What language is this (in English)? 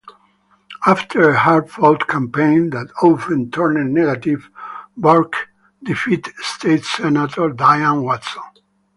English